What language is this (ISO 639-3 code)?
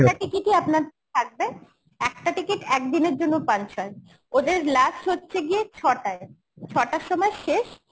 ben